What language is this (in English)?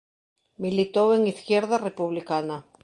Galician